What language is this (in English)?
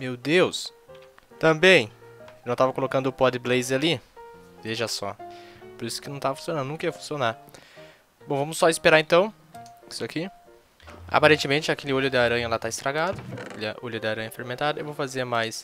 Portuguese